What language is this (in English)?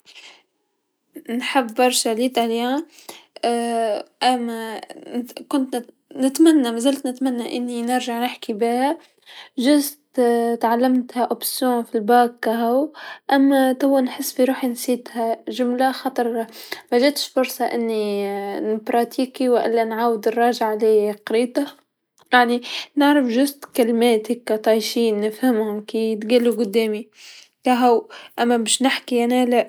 Tunisian Arabic